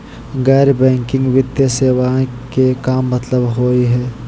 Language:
Magahi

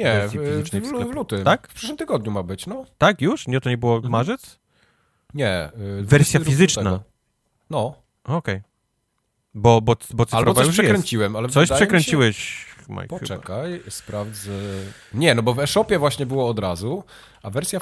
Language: Polish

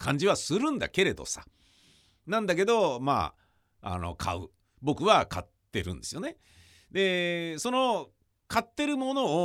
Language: Japanese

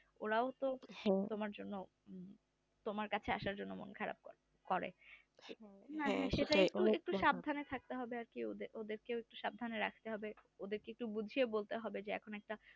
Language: Bangla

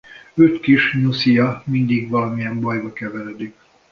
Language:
Hungarian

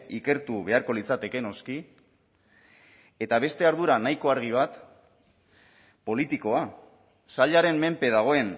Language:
Basque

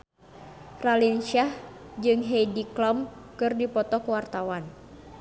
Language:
Sundanese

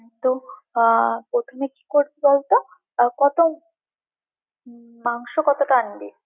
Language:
Bangla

